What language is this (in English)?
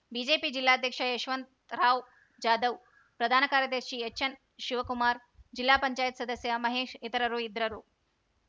Kannada